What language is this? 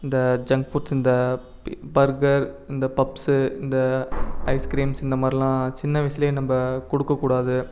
Tamil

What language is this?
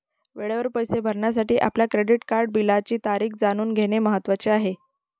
Marathi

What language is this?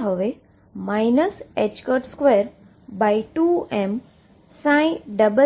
Gujarati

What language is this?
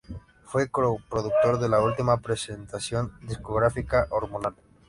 Spanish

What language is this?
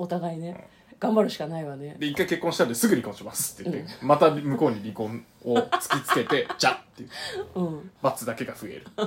Japanese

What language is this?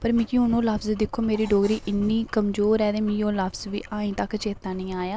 Dogri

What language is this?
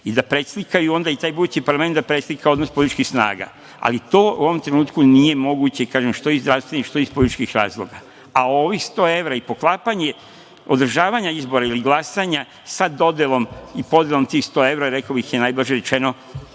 Serbian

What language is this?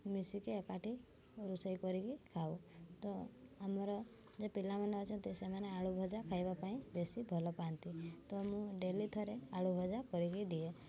Odia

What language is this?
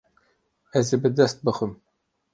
Kurdish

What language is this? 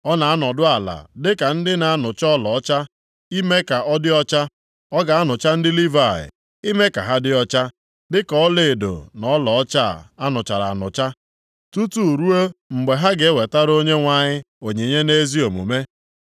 Igbo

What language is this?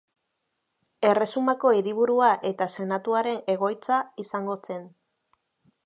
Basque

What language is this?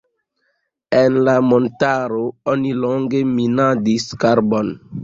Esperanto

